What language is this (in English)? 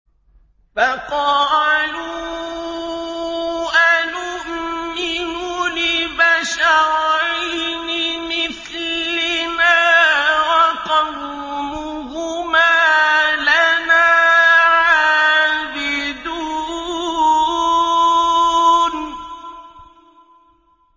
Arabic